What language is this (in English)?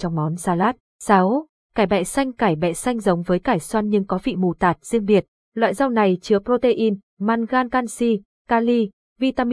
Vietnamese